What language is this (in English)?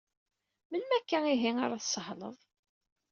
Kabyle